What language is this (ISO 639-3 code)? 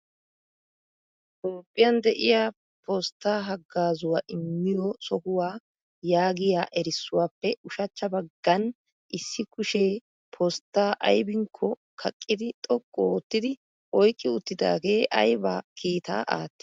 wal